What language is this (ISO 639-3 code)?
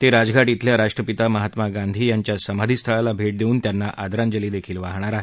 mar